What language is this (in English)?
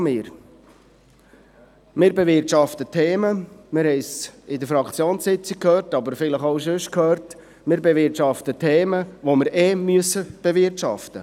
Swiss German